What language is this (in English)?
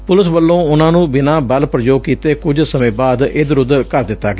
Punjabi